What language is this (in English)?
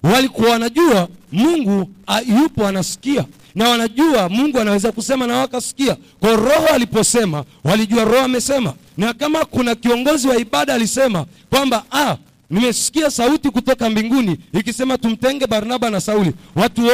Swahili